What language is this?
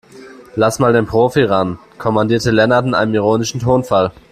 German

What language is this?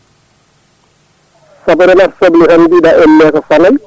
Fula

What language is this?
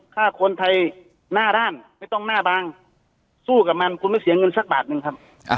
Thai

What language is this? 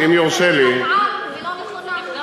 Hebrew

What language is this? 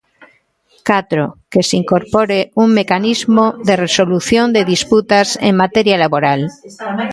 Galician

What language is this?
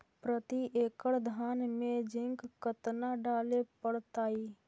Magahi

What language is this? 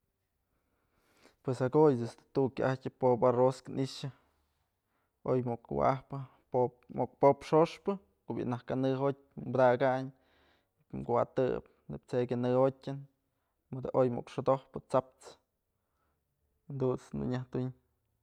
Mazatlán Mixe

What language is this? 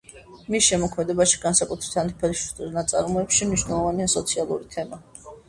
Georgian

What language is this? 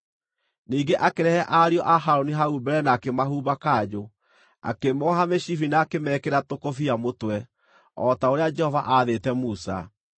Kikuyu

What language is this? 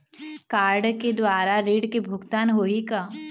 Chhattisgarhi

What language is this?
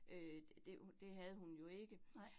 Danish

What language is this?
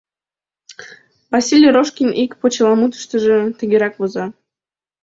Mari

